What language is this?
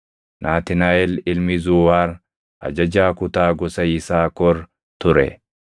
Oromo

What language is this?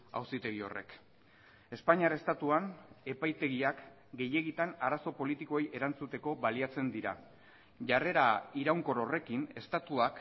Basque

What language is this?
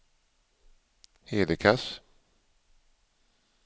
Swedish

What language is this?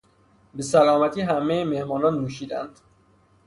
Persian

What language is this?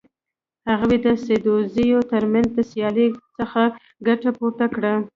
Pashto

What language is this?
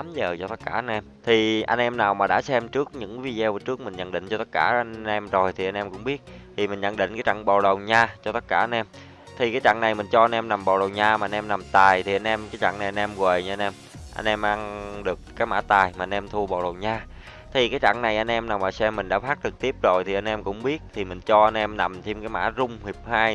Vietnamese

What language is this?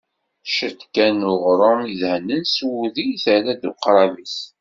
Kabyle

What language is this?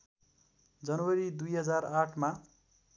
Nepali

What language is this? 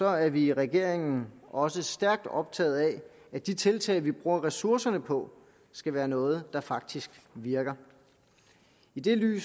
Danish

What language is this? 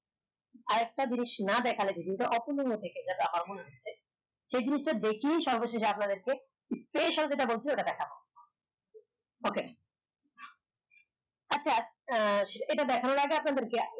Bangla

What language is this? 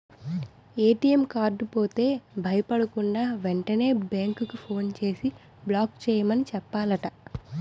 Telugu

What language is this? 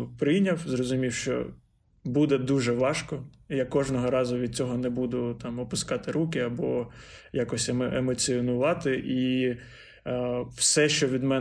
Ukrainian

